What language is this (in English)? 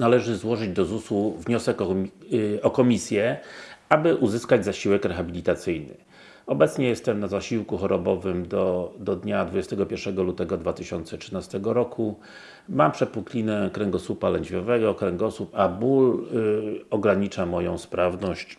Polish